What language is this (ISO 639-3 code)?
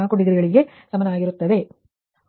kan